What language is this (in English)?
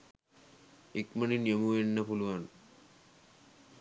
Sinhala